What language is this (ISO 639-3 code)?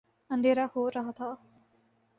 urd